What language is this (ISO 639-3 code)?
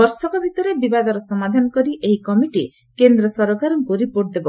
ori